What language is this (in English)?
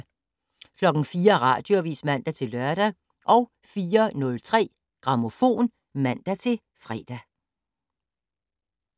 Danish